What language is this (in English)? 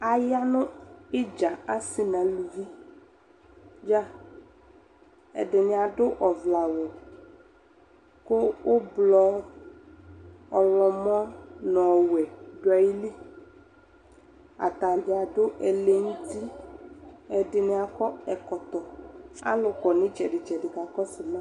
Ikposo